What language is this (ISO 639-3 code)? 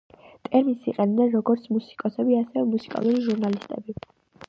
kat